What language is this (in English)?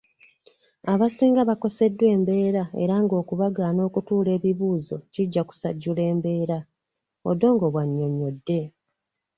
Ganda